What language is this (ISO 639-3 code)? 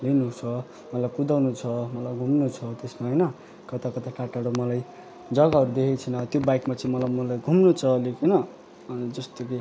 nep